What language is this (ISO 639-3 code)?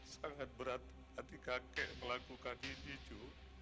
ind